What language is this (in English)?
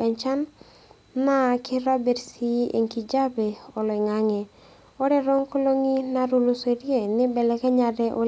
Masai